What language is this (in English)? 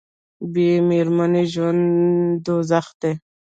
Pashto